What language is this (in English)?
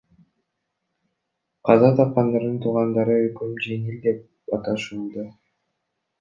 Kyrgyz